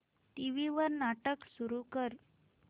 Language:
Marathi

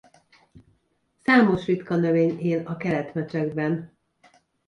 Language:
Hungarian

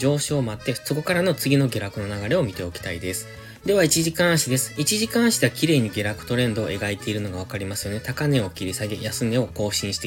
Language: Japanese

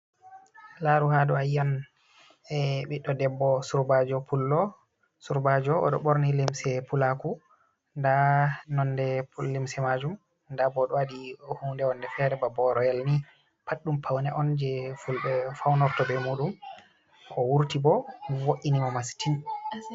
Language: Fula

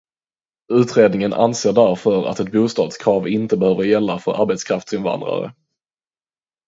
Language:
Swedish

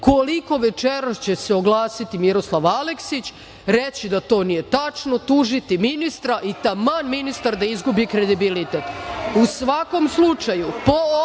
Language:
Serbian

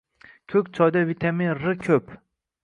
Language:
Uzbek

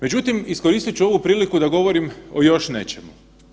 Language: Croatian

